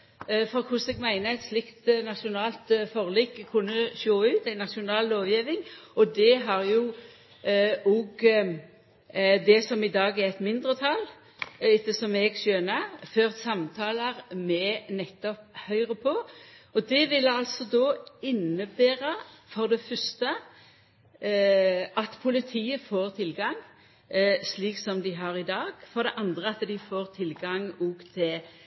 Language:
Norwegian Nynorsk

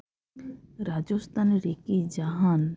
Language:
Santali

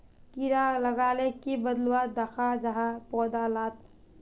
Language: Magahi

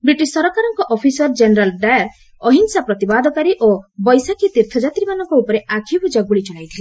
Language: Odia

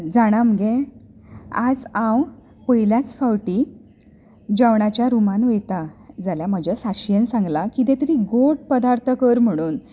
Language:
Konkani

